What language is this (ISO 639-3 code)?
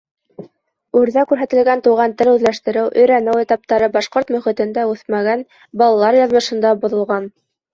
bak